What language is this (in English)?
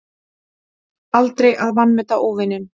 Icelandic